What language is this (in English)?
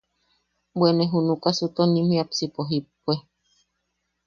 Yaqui